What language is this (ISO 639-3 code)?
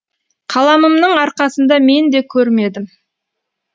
kaz